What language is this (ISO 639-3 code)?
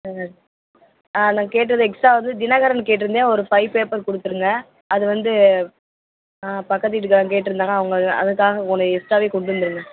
tam